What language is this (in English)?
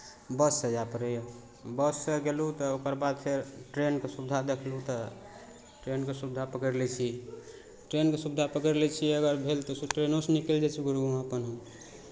Maithili